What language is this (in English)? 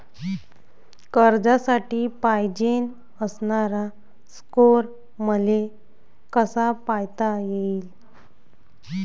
Marathi